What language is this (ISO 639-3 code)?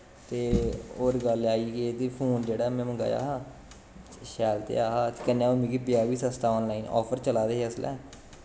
doi